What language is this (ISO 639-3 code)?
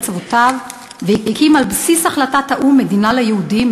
heb